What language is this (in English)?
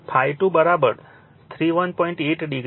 Gujarati